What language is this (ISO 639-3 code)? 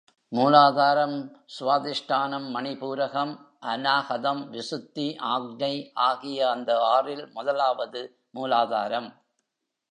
tam